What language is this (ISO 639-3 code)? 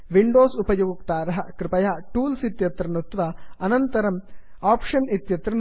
san